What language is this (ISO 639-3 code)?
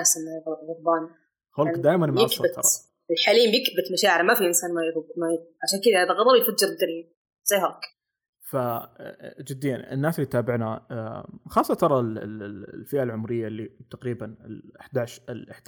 ara